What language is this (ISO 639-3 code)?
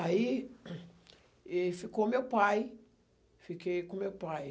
por